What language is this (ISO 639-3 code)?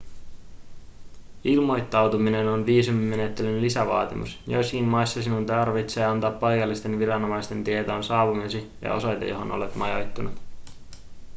fin